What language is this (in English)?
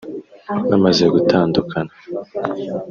Kinyarwanda